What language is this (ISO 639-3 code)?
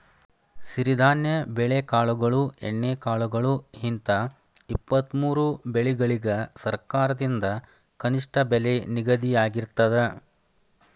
kan